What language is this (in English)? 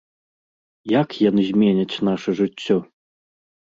Belarusian